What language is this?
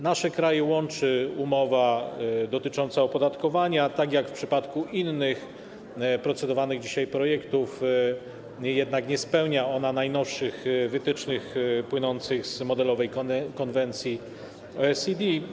Polish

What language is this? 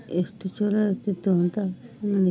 Kannada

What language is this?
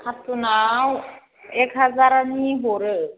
Bodo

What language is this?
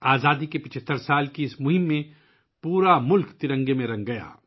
Urdu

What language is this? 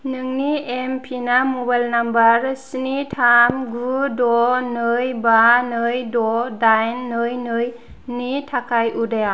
Bodo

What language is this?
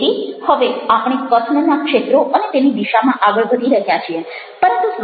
Gujarati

